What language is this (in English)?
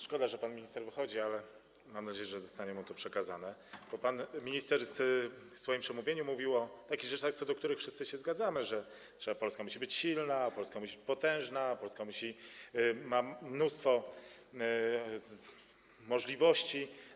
Polish